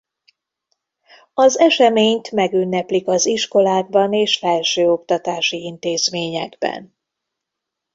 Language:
Hungarian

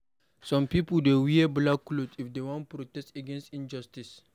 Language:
Nigerian Pidgin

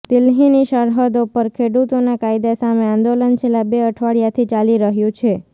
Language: Gujarati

